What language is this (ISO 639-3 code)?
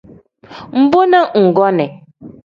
kdh